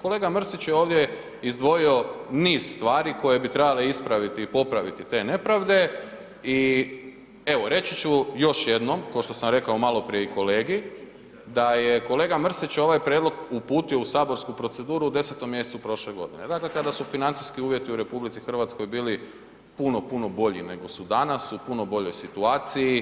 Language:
Croatian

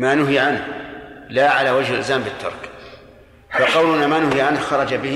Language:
Arabic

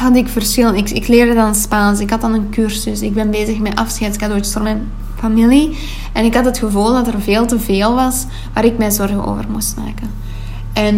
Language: Dutch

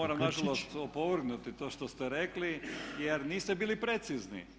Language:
Croatian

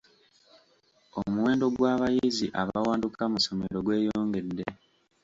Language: Ganda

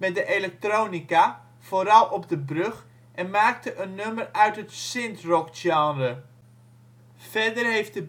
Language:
Dutch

